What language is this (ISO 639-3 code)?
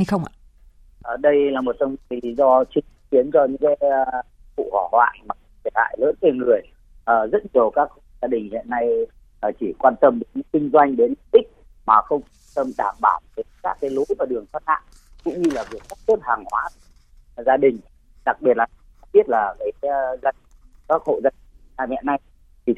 vie